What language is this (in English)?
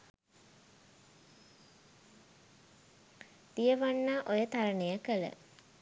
Sinhala